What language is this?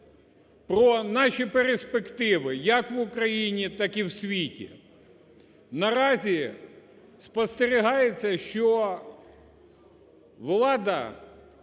Ukrainian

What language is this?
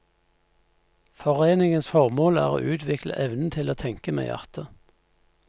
Norwegian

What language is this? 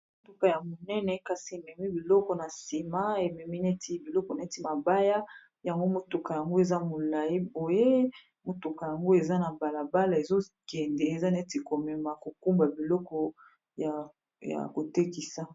Lingala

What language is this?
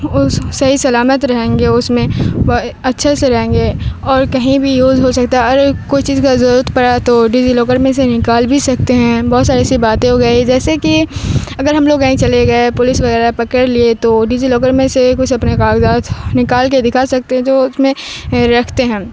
Urdu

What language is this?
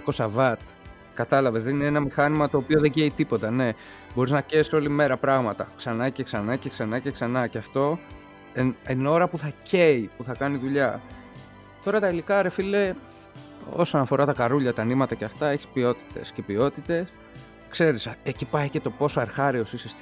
Greek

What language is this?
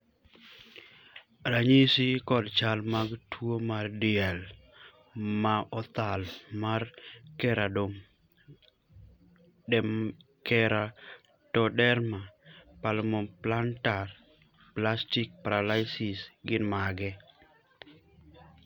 Luo (Kenya and Tanzania)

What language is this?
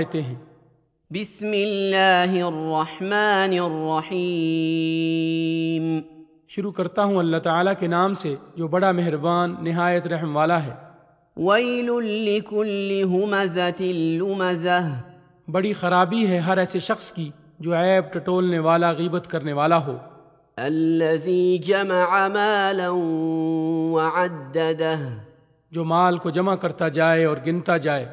Urdu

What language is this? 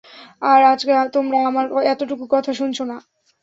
Bangla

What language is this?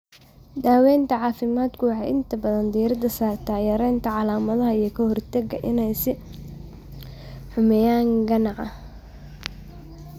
Somali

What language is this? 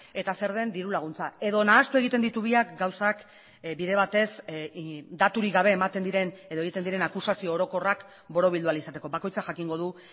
Basque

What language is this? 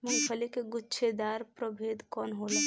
Bhojpuri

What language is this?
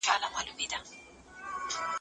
Pashto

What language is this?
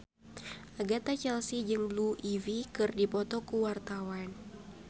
Sundanese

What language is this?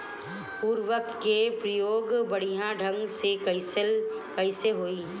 Bhojpuri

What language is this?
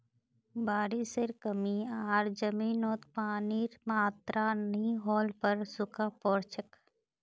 Magahi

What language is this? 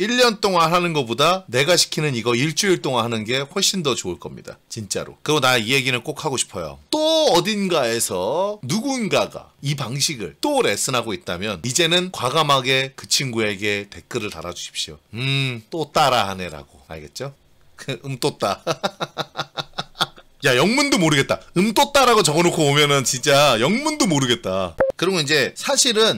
Korean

